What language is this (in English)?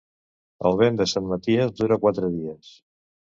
Catalan